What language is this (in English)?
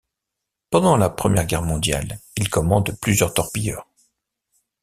French